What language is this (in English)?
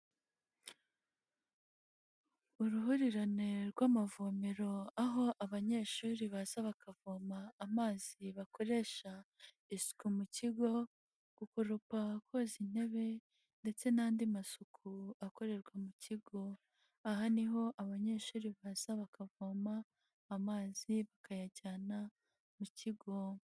Kinyarwanda